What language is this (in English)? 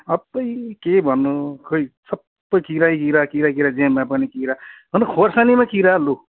Nepali